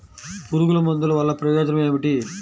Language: Telugu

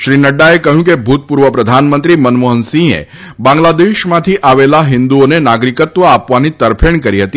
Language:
Gujarati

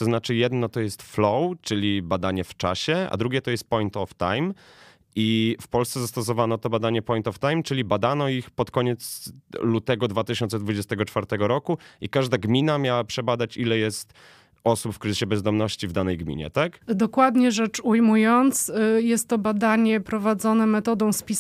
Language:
Polish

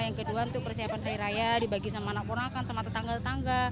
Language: Indonesian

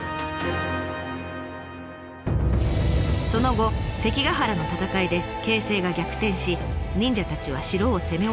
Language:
Japanese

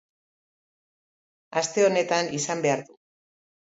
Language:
Basque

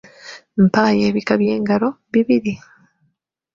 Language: Ganda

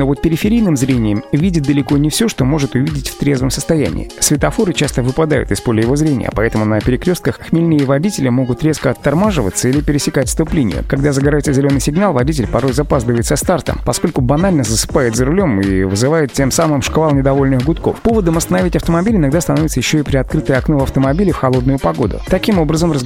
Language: Russian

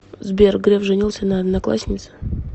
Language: Russian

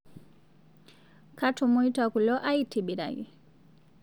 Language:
Masai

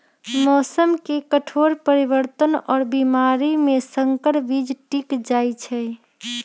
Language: Magahi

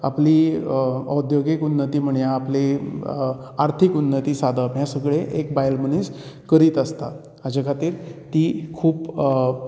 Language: Konkani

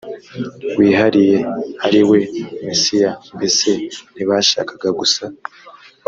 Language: Kinyarwanda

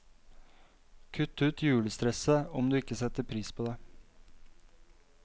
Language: Norwegian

